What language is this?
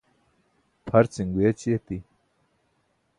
Burushaski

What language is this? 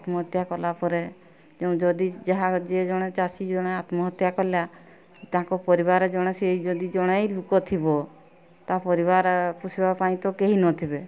Odia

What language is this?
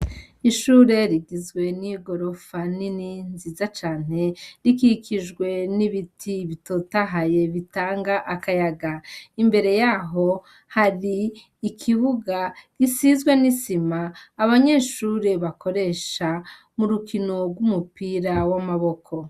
Rundi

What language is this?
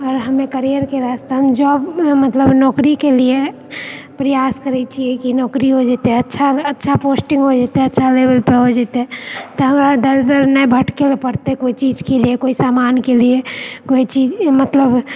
Maithili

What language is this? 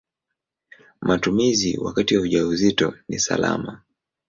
Swahili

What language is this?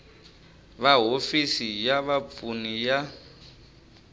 Tsonga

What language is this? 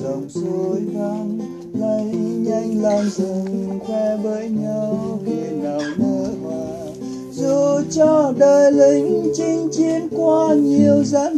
Vietnamese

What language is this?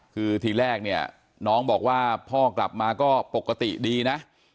Thai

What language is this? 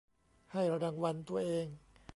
Thai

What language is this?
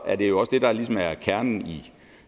Danish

